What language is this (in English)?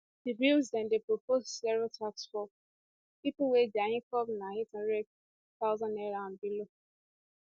Nigerian Pidgin